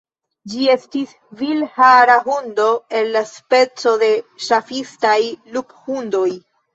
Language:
Esperanto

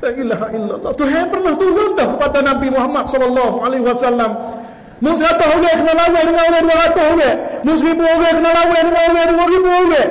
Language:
Malay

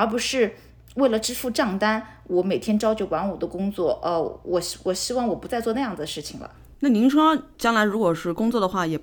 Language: Chinese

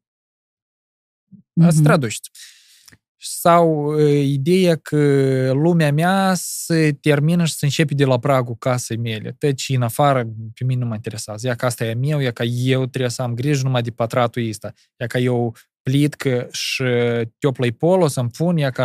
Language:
Romanian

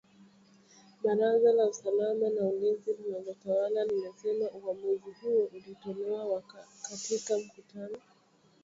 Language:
Swahili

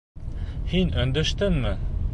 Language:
Bashkir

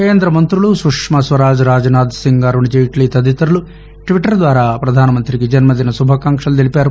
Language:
Telugu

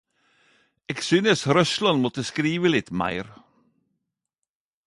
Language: Norwegian Nynorsk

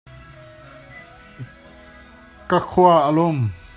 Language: Hakha Chin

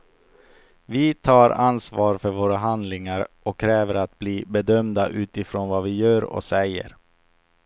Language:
Swedish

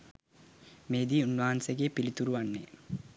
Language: Sinhala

